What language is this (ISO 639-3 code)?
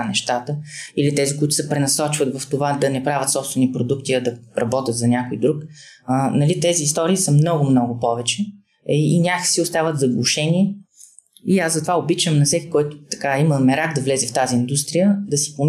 bul